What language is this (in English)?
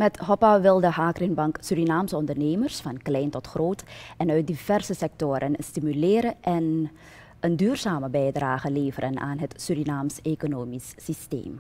Dutch